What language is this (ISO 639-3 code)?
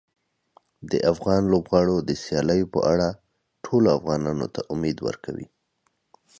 pus